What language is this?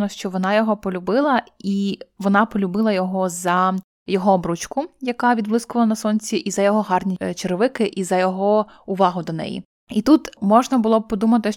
Ukrainian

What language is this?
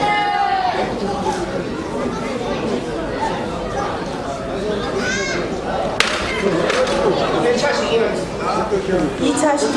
Korean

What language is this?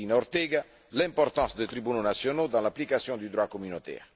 French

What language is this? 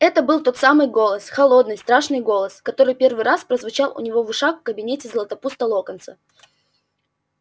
Russian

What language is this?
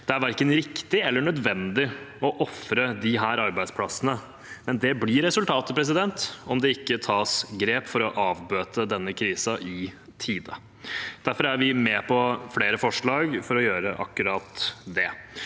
Norwegian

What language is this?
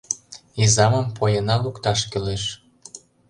Mari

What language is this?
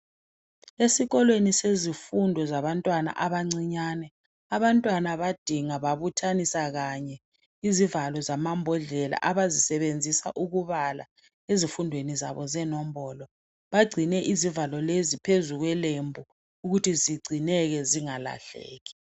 North Ndebele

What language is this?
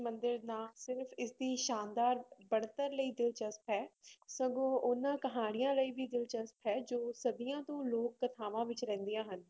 Punjabi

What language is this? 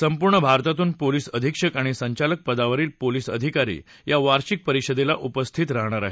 Marathi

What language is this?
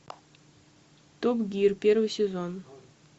Russian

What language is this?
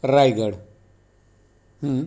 Marathi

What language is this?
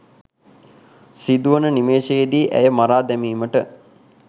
Sinhala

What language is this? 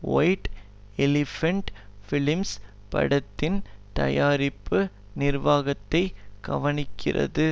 Tamil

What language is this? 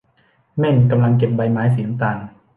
Thai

